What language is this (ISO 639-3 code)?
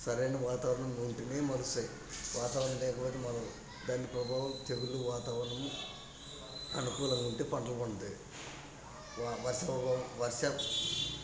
tel